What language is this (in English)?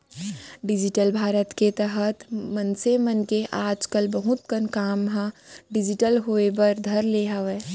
Chhattisgarhi